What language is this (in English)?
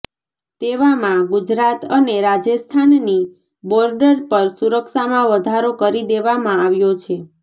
Gujarati